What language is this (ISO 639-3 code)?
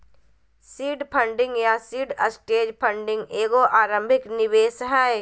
mag